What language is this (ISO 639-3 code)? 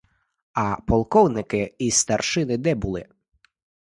ukr